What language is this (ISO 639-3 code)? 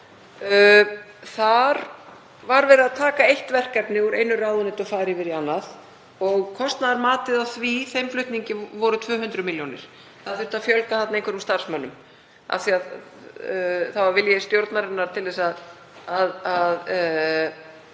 isl